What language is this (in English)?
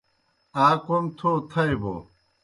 Kohistani Shina